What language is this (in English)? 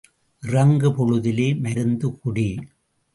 Tamil